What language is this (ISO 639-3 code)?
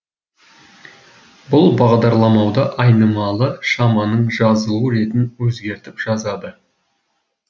kaz